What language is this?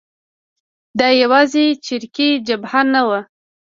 Pashto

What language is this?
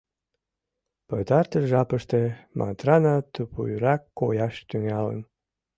Mari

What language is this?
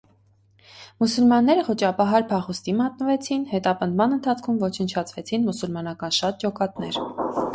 Armenian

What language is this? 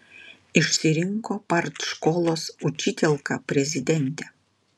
Lithuanian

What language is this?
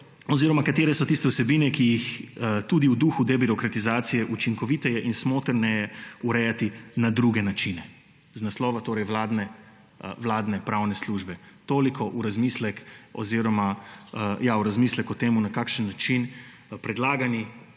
Slovenian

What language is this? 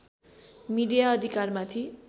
Nepali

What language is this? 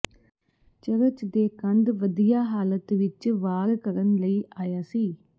Punjabi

